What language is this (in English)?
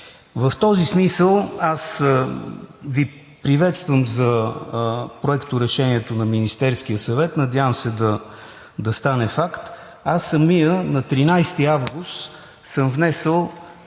Bulgarian